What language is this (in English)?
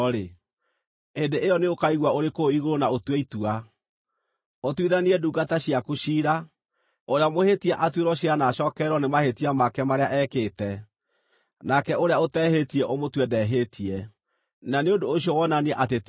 Kikuyu